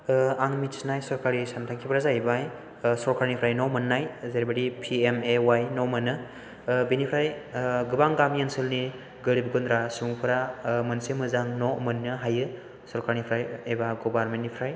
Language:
Bodo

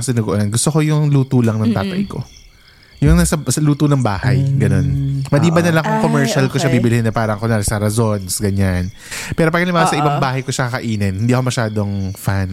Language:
Filipino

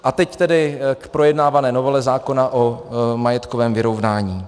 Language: Czech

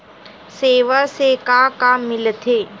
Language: Chhattisgarhi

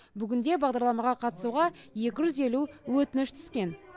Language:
Kazakh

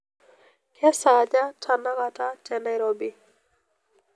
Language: Masai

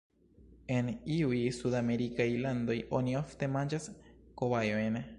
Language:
Esperanto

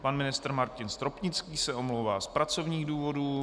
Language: Czech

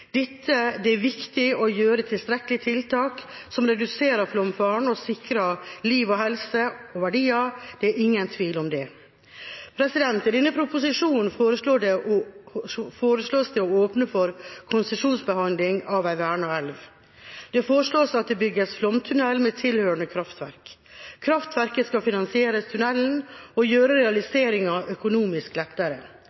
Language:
Norwegian Bokmål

